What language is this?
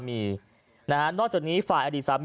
Thai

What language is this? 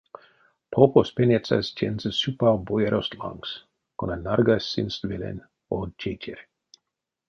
Erzya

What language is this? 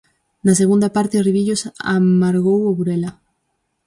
Galician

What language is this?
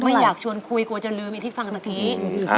Thai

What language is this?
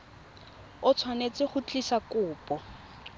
Tswana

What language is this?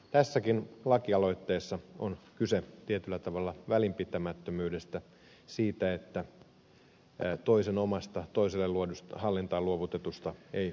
Finnish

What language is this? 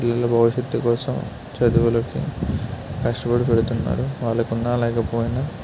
Telugu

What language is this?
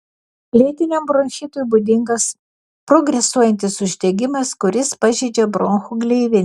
Lithuanian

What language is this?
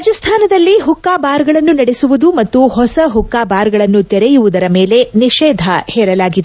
Kannada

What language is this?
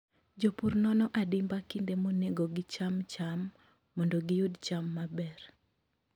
Luo (Kenya and Tanzania)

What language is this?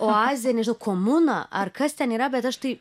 Lithuanian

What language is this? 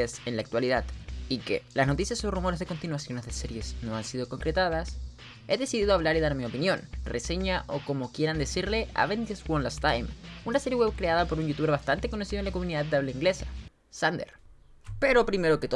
Spanish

